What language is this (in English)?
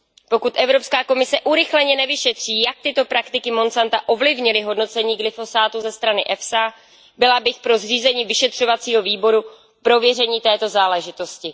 Czech